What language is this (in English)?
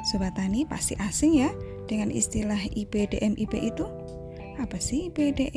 Indonesian